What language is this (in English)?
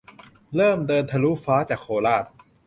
Thai